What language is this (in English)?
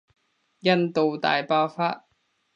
Cantonese